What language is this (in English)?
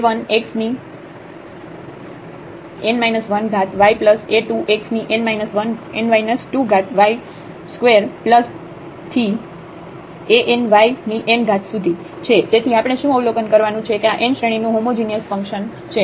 Gujarati